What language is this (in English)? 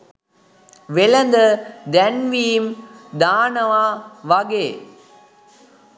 Sinhala